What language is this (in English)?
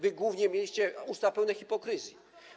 Polish